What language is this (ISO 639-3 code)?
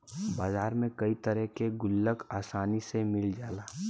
bho